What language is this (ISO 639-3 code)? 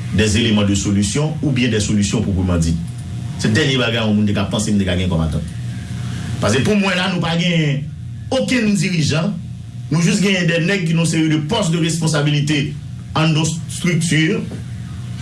fra